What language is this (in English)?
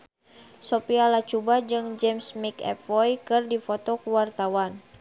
Sundanese